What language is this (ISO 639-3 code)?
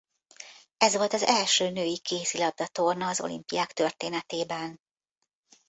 hun